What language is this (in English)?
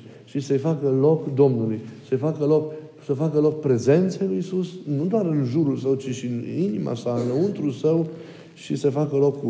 Romanian